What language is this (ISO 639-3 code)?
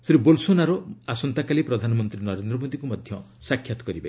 ori